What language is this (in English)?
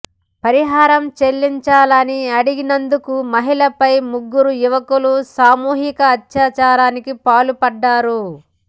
Telugu